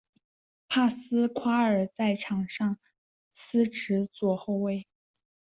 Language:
Chinese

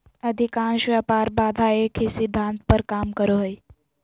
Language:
Magahi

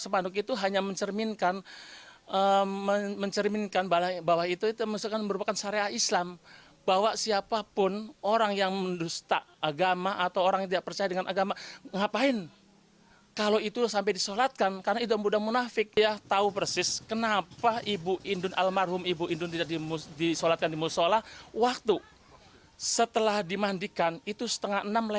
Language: Indonesian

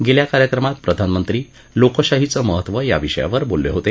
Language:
Marathi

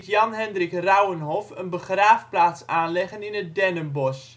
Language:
Dutch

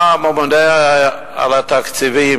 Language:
Hebrew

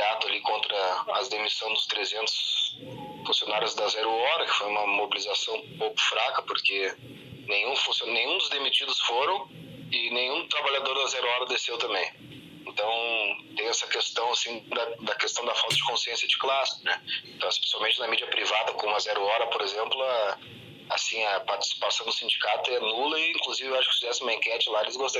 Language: Portuguese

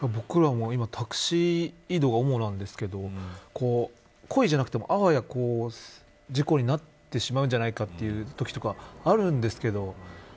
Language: Japanese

